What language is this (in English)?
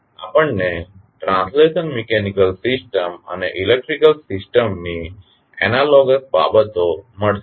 Gujarati